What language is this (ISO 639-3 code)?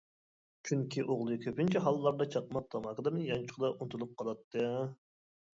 uig